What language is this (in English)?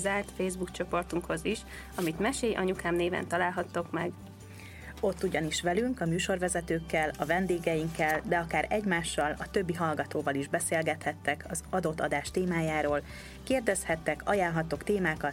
Hungarian